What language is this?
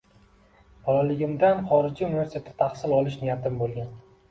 Uzbek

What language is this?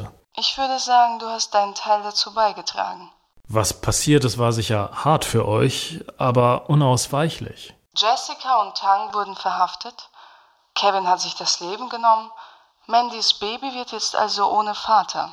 German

